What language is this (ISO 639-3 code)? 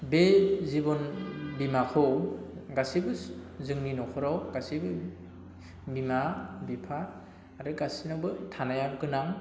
brx